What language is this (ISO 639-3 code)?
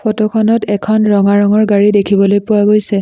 asm